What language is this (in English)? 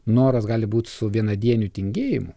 Lithuanian